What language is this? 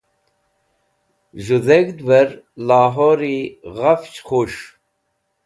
Wakhi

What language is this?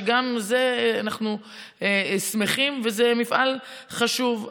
Hebrew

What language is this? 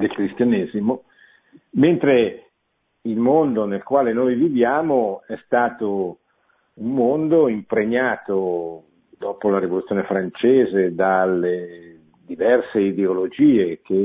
Italian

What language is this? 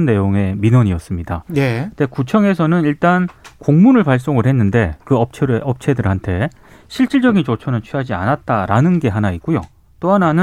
Korean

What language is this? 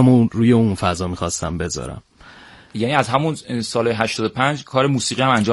Persian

